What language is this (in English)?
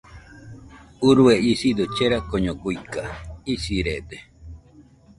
Nüpode Huitoto